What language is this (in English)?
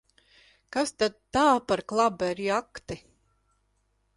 Latvian